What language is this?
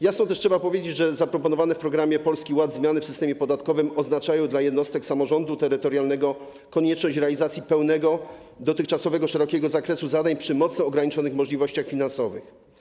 Polish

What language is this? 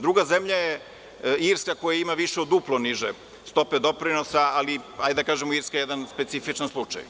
Serbian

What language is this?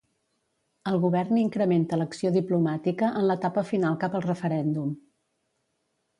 Catalan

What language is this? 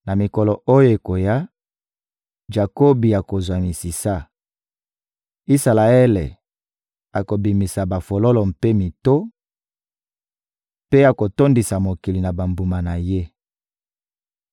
Lingala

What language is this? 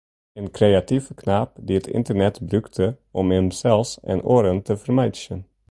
Western Frisian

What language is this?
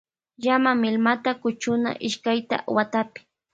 Loja Highland Quichua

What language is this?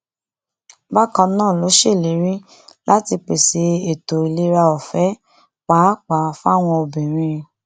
Yoruba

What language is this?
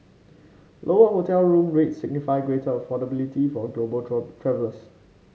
English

